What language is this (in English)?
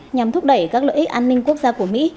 Vietnamese